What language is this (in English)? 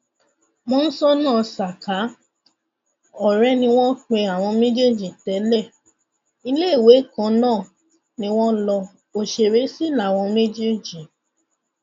Yoruba